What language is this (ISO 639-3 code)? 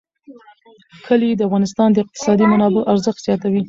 pus